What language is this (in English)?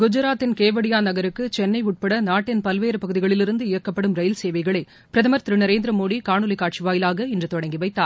Tamil